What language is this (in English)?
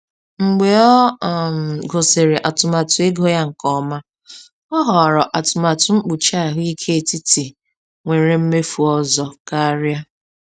Igbo